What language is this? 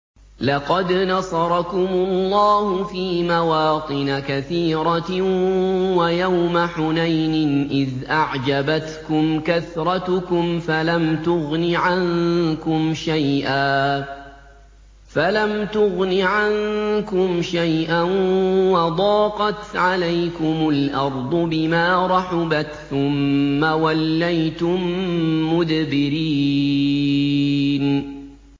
Arabic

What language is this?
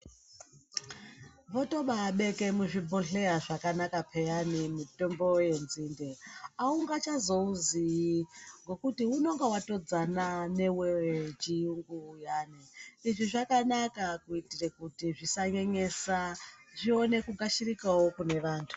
Ndau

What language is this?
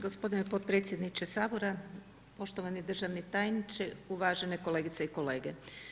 Croatian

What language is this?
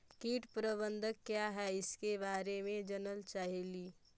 Magahi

